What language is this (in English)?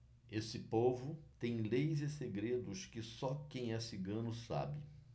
Portuguese